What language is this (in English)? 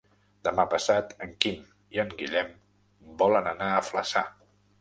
Catalan